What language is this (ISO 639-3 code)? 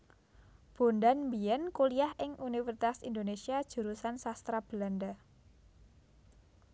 jav